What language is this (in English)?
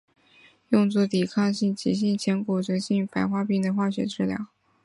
Chinese